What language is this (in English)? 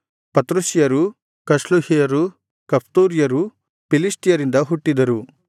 Kannada